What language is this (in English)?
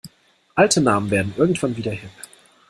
German